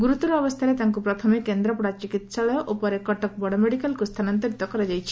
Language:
Odia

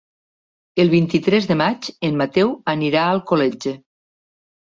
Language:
Catalan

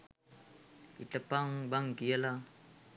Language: Sinhala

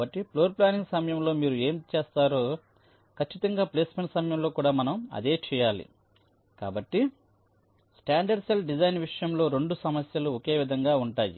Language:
Telugu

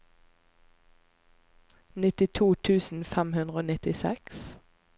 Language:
Norwegian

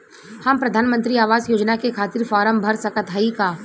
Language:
Bhojpuri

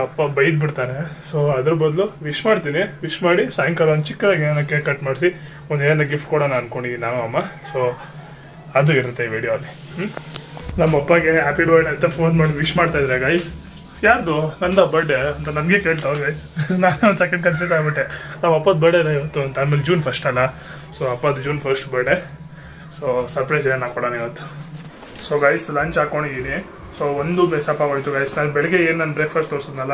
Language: Kannada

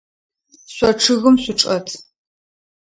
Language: Adyghe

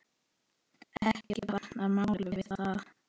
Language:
Icelandic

